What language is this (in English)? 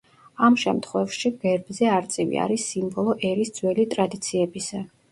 Georgian